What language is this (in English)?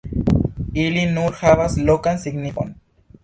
Esperanto